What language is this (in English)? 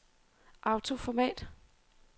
Danish